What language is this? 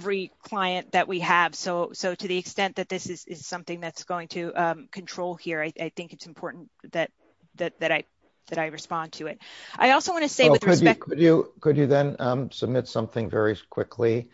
English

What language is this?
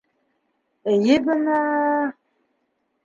Bashkir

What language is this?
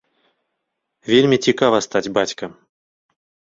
Belarusian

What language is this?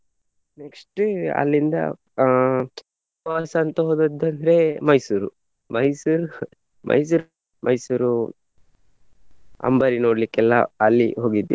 Kannada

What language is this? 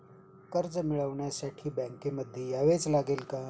Marathi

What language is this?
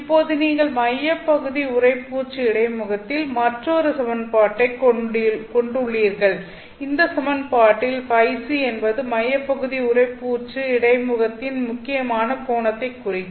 Tamil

